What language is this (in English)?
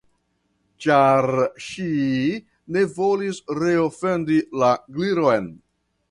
Esperanto